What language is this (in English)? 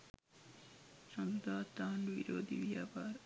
Sinhala